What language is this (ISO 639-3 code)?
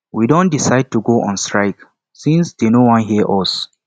pcm